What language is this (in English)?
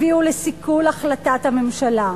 Hebrew